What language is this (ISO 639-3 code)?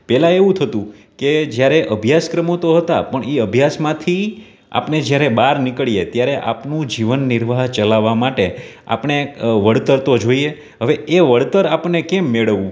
guj